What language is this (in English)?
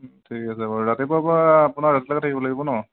Assamese